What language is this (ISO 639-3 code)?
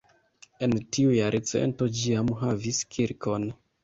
epo